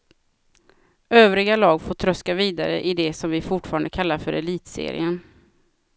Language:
Swedish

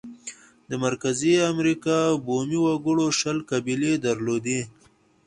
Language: Pashto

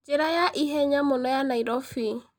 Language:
Kikuyu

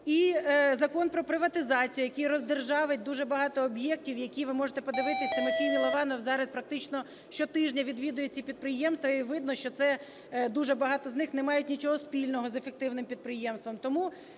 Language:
Ukrainian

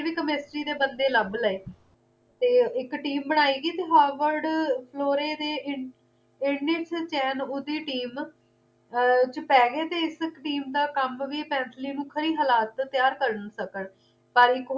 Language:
Punjabi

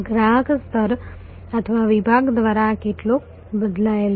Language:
Gujarati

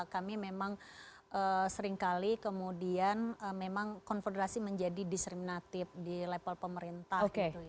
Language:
Indonesian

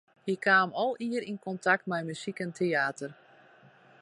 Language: Western Frisian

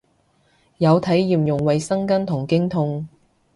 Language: Cantonese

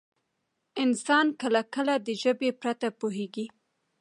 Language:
Pashto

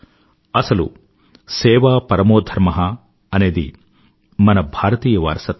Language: Telugu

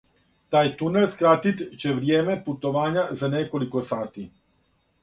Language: Serbian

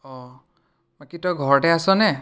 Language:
Assamese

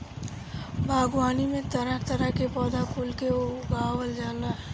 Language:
Bhojpuri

